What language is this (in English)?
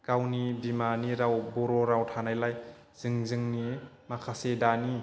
Bodo